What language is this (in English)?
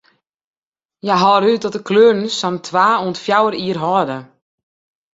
Western Frisian